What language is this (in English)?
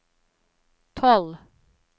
Norwegian